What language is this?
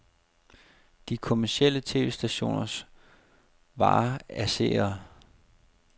Danish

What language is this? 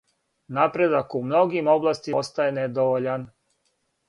Serbian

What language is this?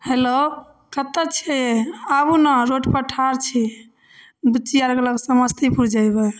Maithili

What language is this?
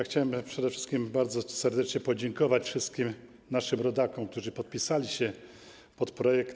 Polish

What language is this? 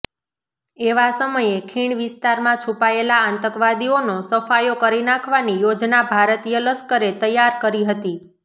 Gujarati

